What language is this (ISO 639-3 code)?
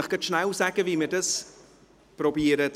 gsw